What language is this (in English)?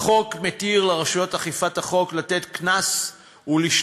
Hebrew